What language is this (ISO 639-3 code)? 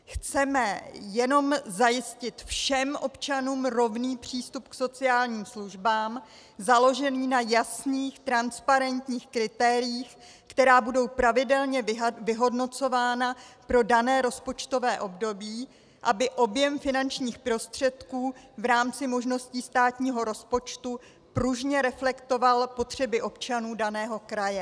ces